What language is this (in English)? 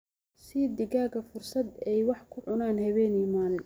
Somali